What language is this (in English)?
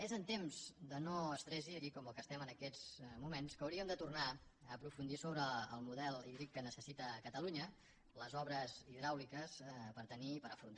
Catalan